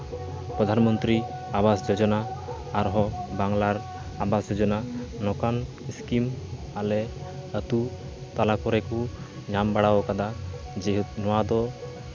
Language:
Santali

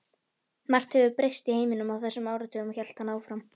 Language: Icelandic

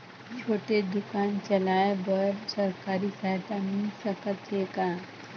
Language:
Chhattisgarhi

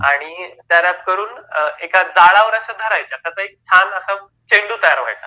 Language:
Marathi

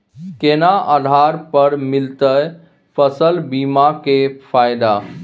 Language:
Maithili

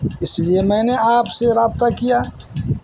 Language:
Urdu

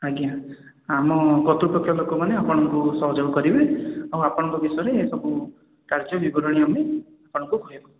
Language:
Odia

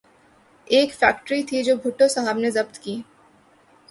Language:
Urdu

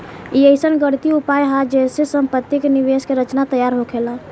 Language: Bhojpuri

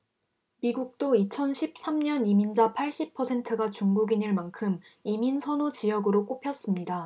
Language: Korean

